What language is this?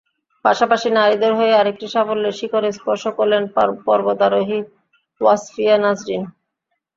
Bangla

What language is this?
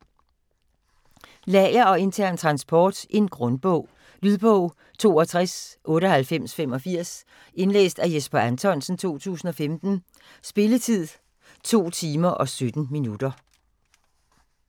Danish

